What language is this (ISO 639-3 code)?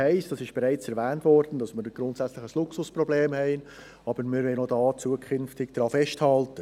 gsw